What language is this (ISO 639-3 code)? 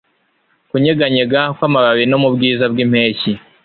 kin